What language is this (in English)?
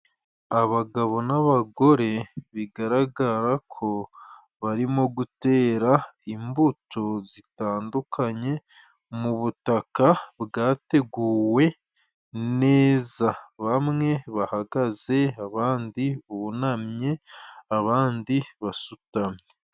Kinyarwanda